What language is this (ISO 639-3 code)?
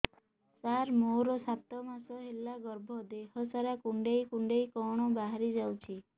ori